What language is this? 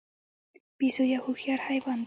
Pashto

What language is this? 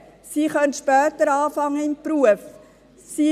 Swiss German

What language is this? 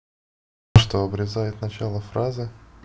Russian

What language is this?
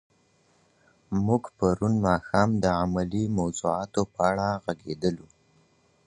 Pashto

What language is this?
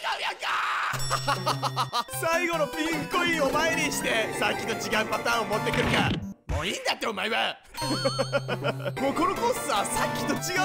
Japanese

